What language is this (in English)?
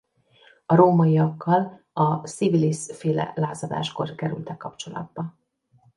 Hungarian